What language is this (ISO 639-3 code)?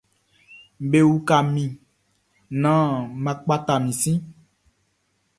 bci